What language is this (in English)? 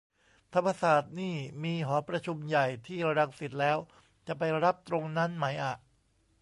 Thai